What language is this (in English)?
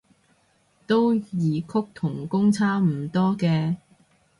Cantonese